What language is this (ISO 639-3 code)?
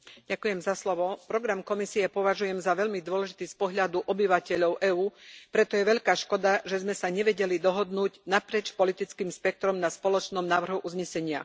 slk